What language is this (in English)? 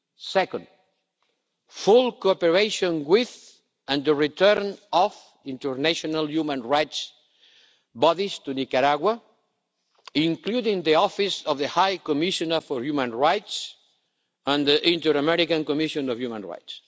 English